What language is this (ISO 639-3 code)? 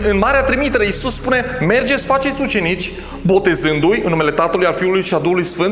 ron